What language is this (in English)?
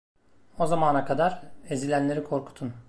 Turkish